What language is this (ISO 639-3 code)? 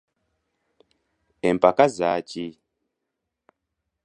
lug